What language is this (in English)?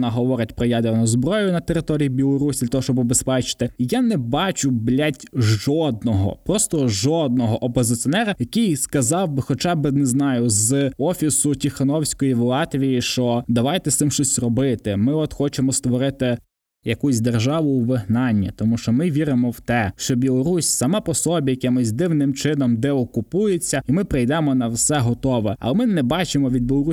Ukrainian